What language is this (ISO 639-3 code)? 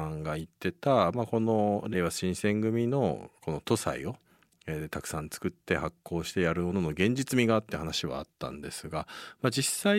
jpn